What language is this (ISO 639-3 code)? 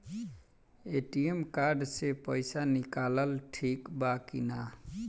bho